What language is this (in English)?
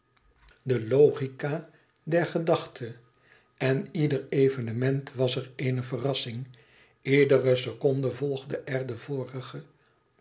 Dutch